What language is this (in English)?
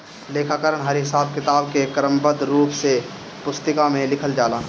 Bhojpuri